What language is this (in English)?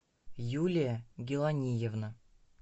Russian